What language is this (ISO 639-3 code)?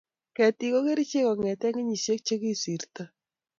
kln